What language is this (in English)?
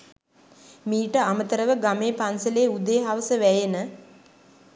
Sinhala